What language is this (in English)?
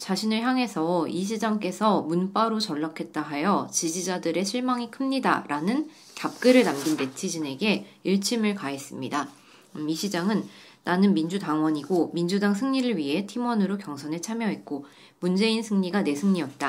Korean